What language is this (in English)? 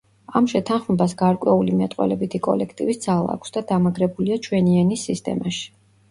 Georgian